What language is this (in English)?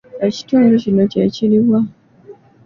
Ganda